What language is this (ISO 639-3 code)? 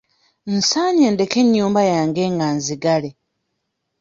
lug